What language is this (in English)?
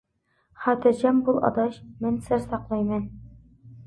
Uyghur